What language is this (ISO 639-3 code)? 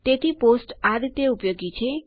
guj